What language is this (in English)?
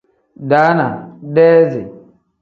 Tem